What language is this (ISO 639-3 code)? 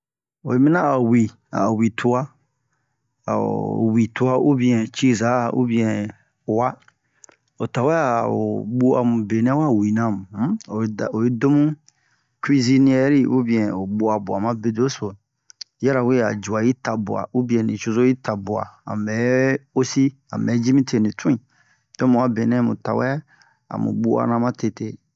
bmq